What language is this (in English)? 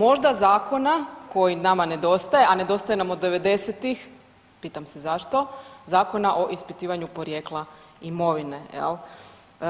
Croatian